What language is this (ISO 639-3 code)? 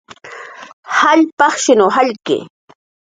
jqr